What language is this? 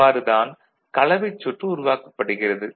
Tamil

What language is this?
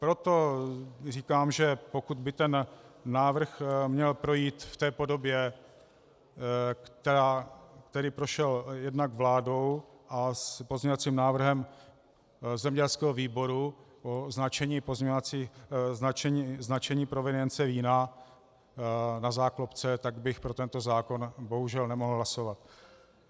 Czech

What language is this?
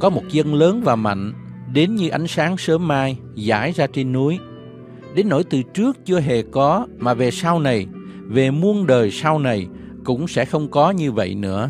Vietnamese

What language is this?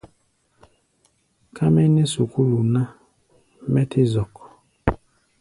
Gbaya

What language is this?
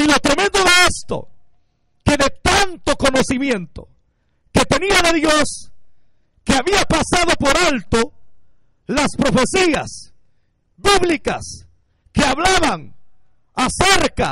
Spanish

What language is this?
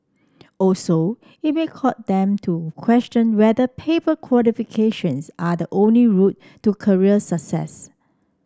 English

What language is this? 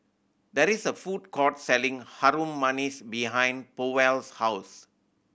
English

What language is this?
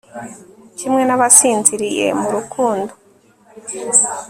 Kinyarwanda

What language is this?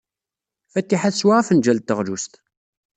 Kabyle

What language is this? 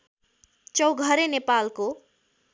Nepali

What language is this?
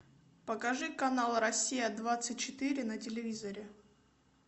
Russian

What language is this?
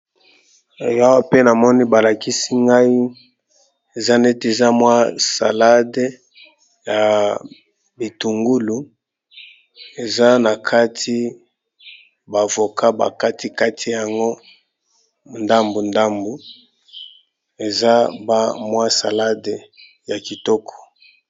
Lingala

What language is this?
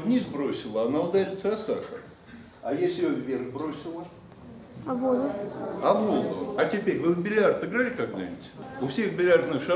Russian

